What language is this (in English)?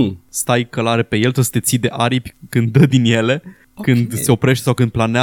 Romanian